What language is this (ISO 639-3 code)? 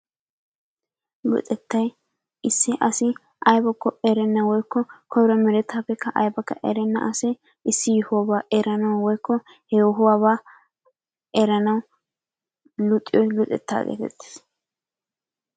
wal